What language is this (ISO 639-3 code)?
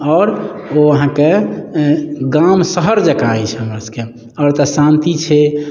mai